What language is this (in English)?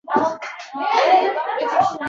Uzbek